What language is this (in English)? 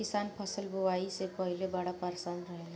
Bhojpuri